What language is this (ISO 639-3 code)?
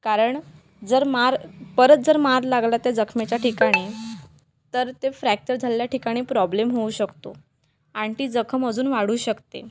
mar